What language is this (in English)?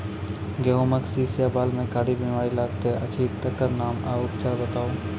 Maithili